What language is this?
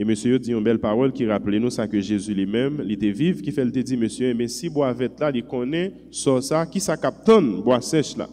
French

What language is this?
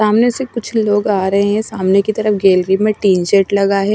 Hindi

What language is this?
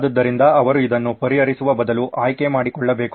Kannada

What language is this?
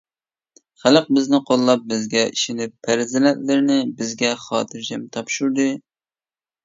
Uyghur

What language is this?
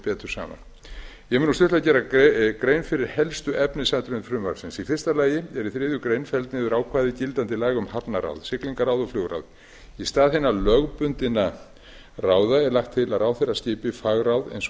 Icelandic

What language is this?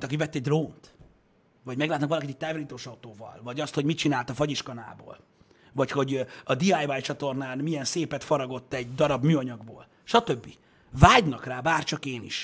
Hungarian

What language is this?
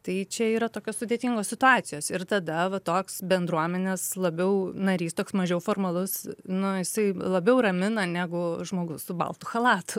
Lithuanian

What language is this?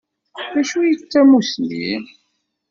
Kabyle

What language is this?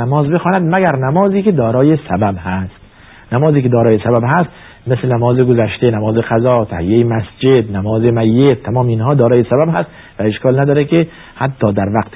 Persian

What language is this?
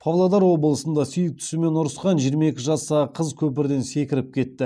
Kazakh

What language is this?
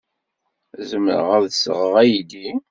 Kabyle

